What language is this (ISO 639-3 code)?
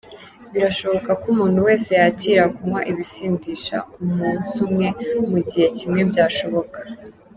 kin